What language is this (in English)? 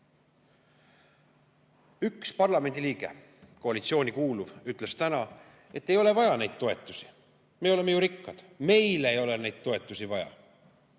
Estonian